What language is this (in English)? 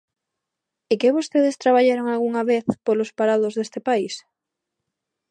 Galician